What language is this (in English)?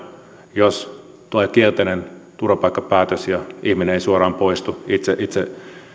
Finnish